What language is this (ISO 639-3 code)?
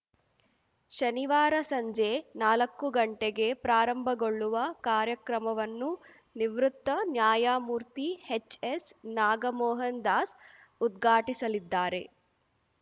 kan